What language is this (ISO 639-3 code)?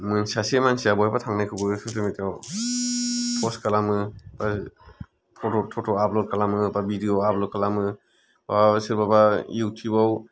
brx